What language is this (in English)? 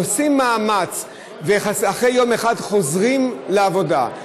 Hebrew